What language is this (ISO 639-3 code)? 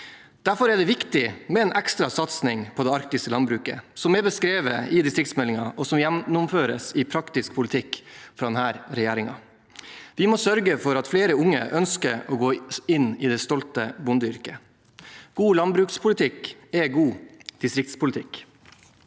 nor